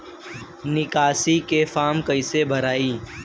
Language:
Bhojpuri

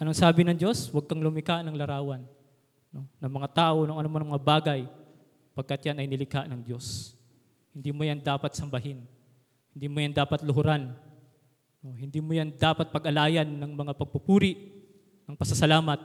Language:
Filipino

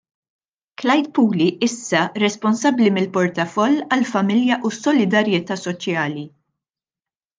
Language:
Maltese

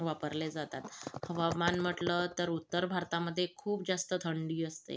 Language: Marathi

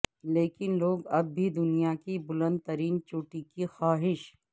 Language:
Urdu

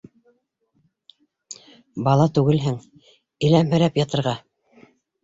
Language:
Bashkir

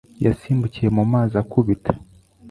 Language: Kinyarwanda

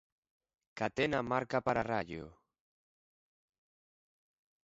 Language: Galician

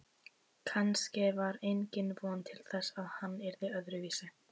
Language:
Icelandic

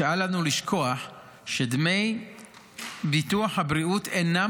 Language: Hebrew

